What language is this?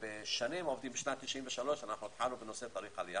Hebrew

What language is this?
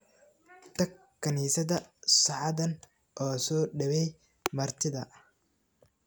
Somali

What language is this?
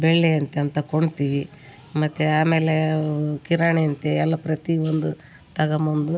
Kannada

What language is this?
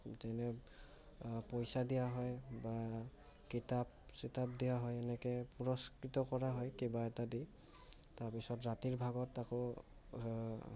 Assamese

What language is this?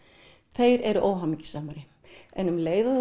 Icelandic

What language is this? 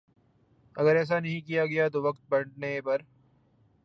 Urdu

